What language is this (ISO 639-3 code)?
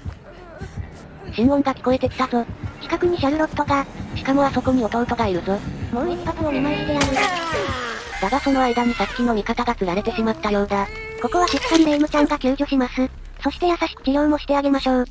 jpn